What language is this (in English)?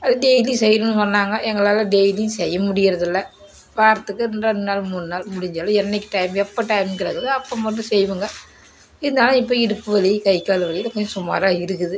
Tamil